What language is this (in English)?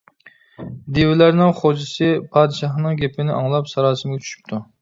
Uyghur